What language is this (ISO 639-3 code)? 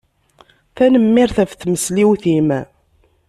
kab